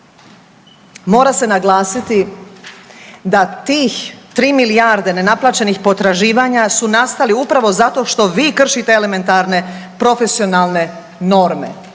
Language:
Croatian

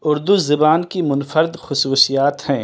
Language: Urdu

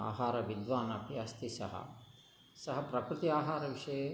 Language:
Sanskrit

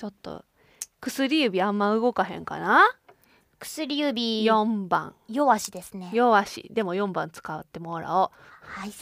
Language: Japanese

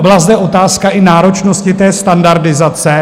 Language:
Czech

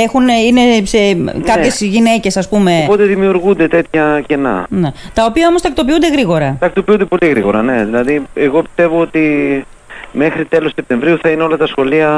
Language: Greek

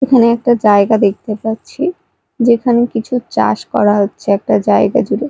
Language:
Bangla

